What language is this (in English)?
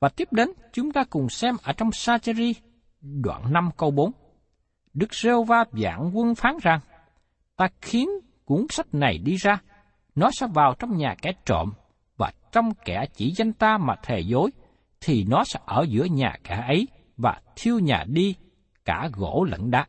Vietnamese